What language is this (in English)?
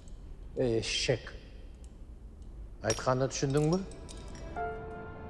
Turkish